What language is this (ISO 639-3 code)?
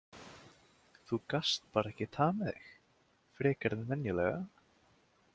isl